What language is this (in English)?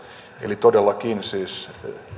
Finnish